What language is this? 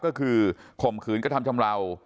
Thai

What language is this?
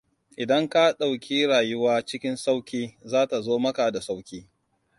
Hausa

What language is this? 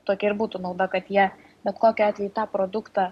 Lithuanian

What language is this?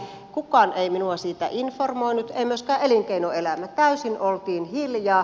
Finnish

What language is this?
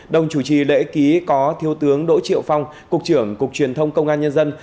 Vietnamese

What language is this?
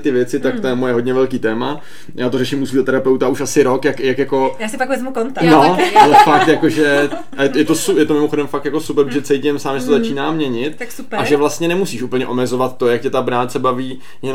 Czech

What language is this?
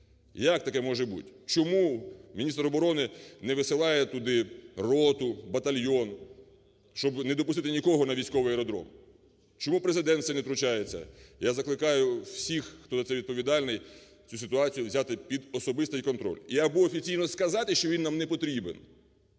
Ukrainian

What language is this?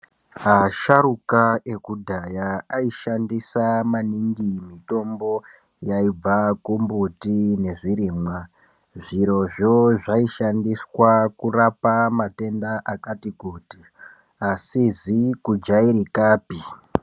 Ndau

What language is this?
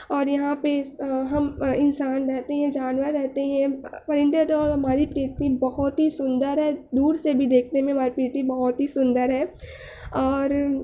Urdu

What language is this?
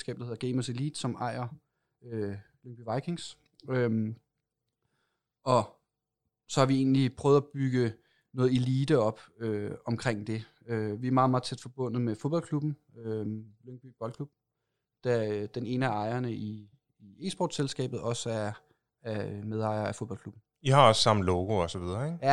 Danish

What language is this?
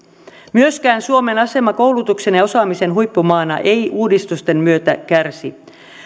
Finnish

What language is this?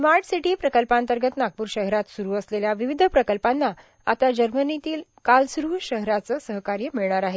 Marathi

